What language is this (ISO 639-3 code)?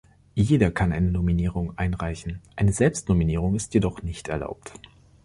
deu